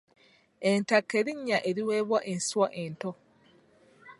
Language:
Ganda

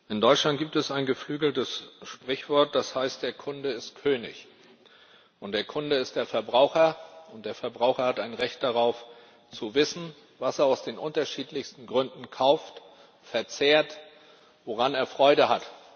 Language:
German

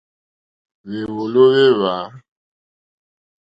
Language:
Mokpwe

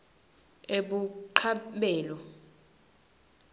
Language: Swati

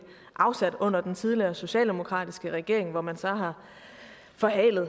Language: Danish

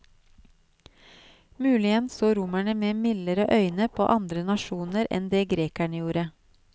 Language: Norwegian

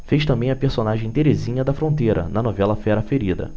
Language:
Portuguese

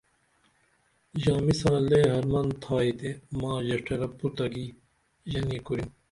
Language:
Dameli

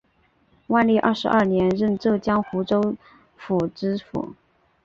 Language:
Chinese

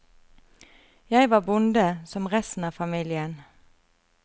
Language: Norwegian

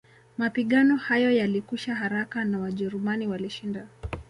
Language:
Swahili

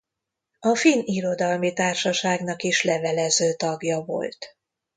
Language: Hungarian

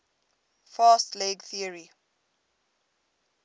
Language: English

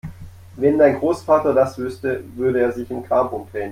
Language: German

